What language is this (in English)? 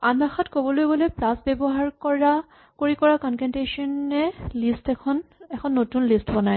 Assamese